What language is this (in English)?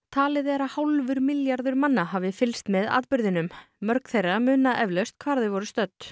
Icelandic